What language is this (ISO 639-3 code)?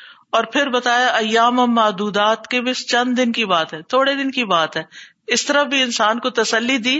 urd